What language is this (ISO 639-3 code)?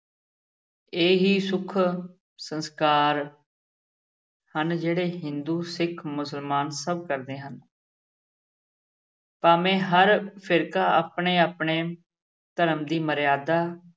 pan